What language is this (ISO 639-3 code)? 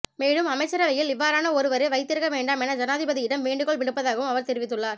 tam